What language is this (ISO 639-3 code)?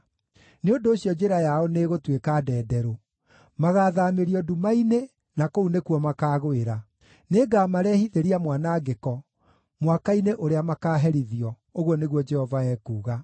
kik